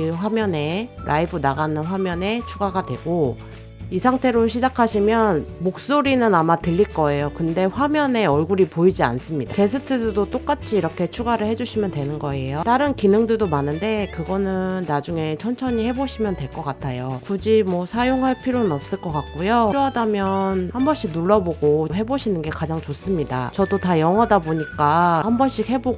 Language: Korean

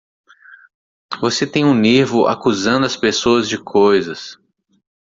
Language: Portuguese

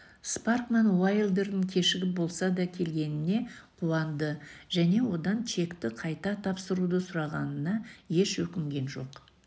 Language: Kazakh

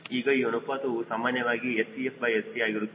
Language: Kannada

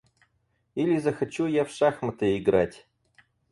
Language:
Russian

